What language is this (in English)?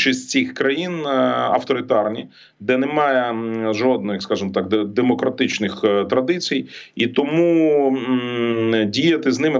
Ukrainian